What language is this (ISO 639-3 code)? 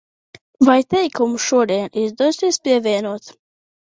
lav